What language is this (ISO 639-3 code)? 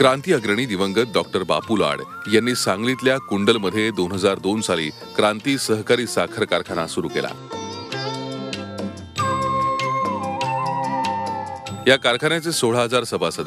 hin